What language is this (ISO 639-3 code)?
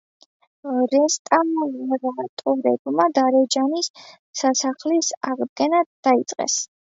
kat